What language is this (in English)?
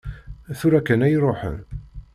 Kabyle